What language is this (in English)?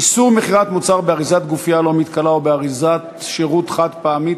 Hebrew